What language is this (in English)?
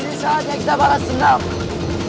Indonesian